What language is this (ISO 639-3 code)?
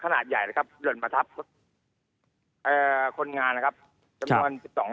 tha